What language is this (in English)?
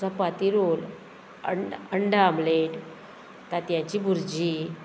Konkani